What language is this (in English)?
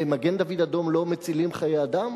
Hebrew